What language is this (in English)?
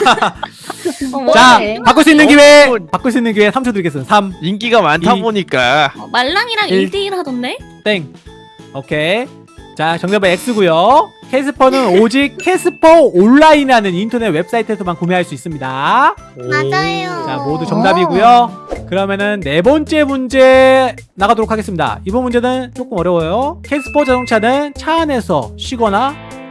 Korean